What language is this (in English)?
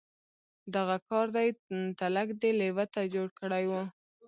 Pashto